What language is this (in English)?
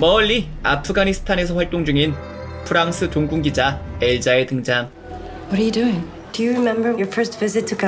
Korean